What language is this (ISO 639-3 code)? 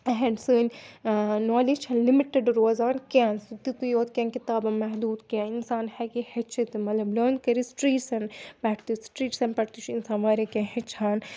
kas